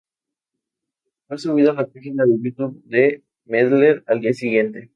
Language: Spanish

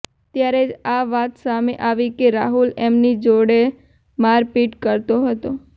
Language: Gujarati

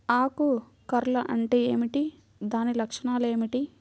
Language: Telugu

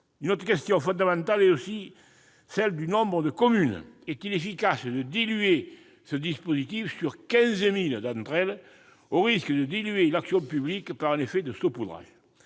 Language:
French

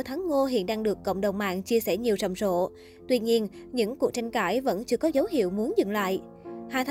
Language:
Vietnamese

